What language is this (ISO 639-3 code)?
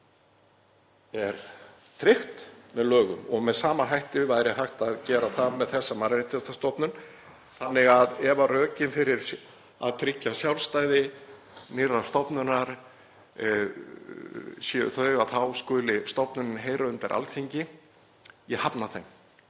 isl